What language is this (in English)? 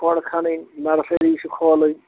Kashmiri